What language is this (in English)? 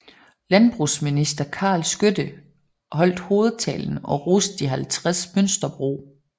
Danish